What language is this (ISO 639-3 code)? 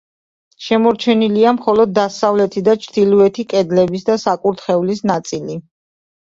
kat